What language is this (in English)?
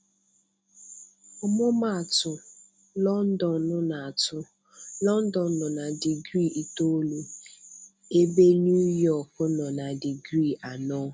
Igbo